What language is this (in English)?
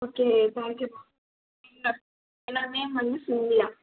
Tamil